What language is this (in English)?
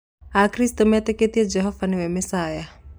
Kikuyu